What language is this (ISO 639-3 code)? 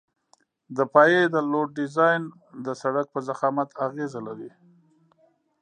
pus